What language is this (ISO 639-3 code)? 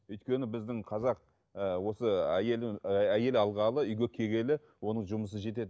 kaz